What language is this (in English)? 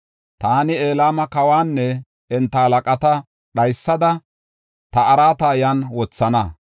Gofa